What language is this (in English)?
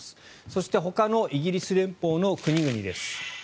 Japanese